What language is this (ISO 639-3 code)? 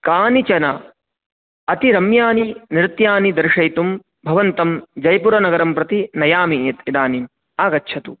san